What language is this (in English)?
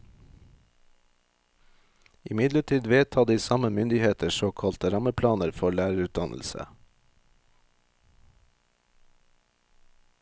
Norwegian